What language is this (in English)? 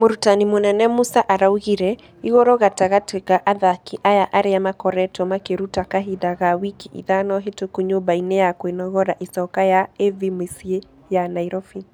Kikuyu